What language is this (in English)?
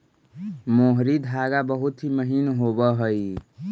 Magahi